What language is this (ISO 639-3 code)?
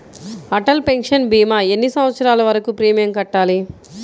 tel